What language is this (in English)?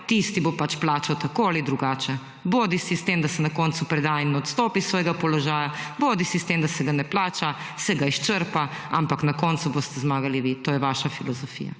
Slovenian